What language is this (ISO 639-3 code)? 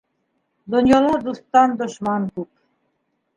bak